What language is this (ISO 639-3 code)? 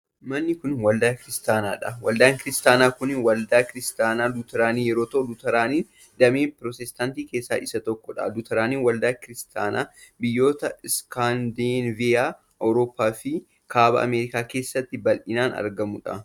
orm